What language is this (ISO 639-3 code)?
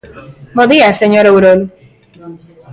glg